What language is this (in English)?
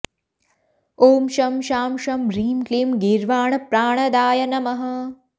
Sanskrit